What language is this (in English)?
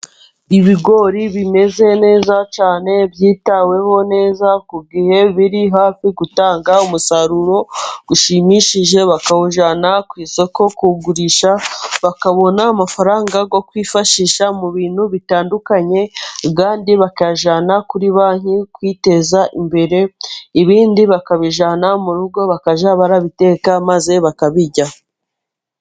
Kinyarwanda